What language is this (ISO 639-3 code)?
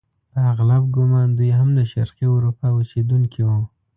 pus